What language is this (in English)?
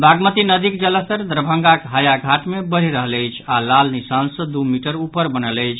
Maithili